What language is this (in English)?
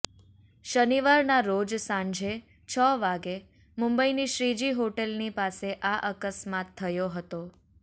Gujarati